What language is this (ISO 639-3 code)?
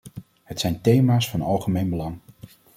nld